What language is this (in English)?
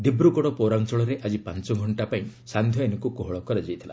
Odia